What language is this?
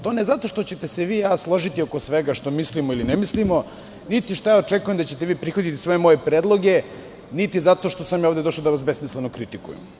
Serbian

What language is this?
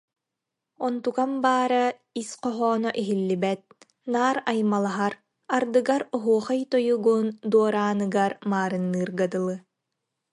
Yakut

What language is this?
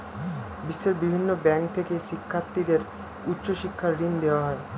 Bangla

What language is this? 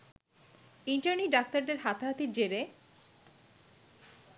Bangla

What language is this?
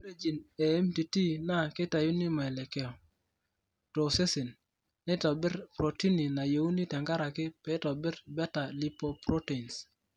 Masai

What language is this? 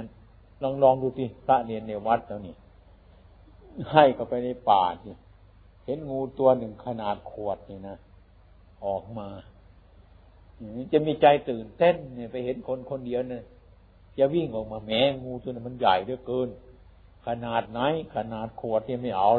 Thai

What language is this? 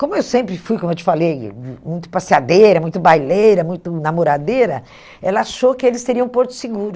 Portuguese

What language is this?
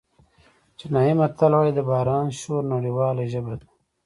Pashto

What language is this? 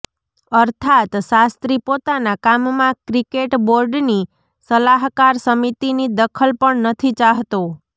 Gujarati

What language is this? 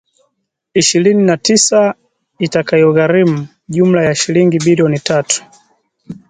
Swahili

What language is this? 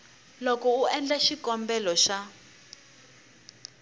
Tsonga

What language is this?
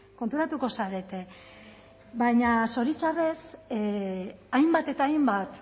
Basque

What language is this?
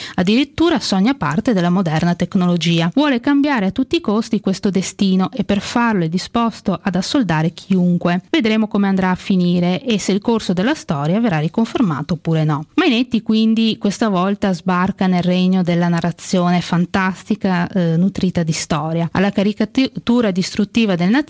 Italian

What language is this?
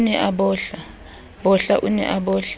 Southern Sotho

